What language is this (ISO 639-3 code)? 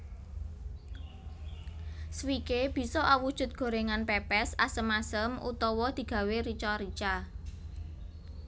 jav